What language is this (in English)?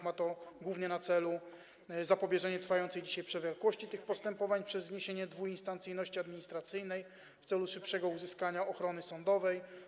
Polish